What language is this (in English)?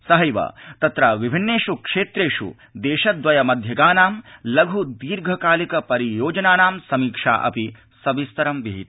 Sanskrit